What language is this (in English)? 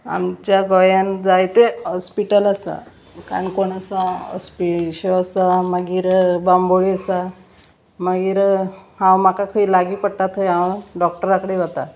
Konkani